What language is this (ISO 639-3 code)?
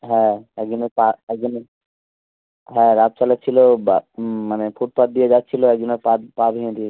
ben